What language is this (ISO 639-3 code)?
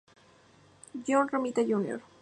spa